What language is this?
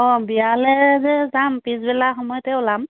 Assamese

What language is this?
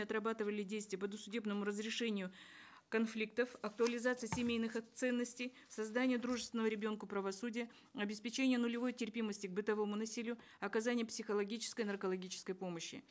Kazakh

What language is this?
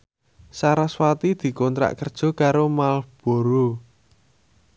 Javanese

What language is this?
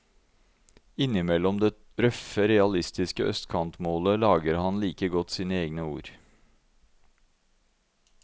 Norwegian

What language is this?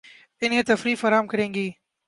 Urdu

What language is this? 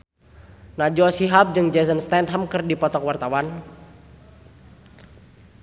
Sundanese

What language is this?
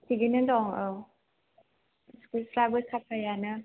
Bodo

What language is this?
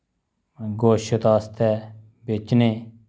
Dogri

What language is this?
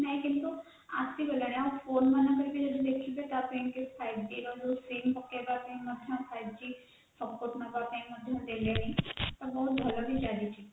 Odia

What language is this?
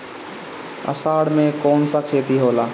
Bhojpuri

